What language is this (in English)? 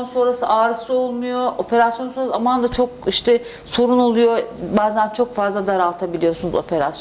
Turkish